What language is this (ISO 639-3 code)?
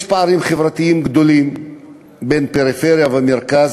heb